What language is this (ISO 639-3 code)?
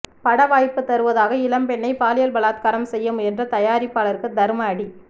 tam